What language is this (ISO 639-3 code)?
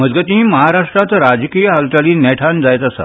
kok